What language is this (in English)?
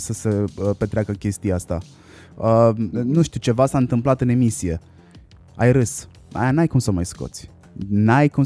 Romanian